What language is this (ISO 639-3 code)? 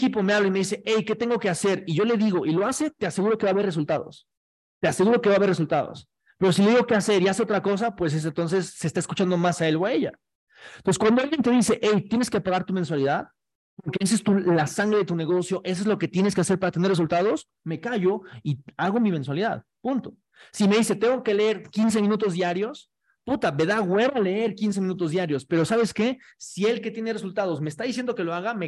spa